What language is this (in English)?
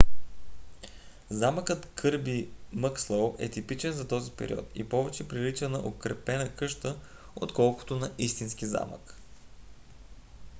Bulgarian